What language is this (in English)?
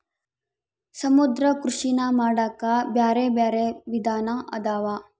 Kannada